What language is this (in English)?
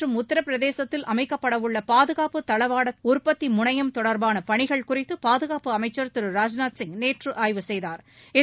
Tamil